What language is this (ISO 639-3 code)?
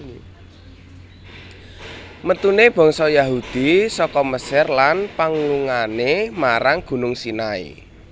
jav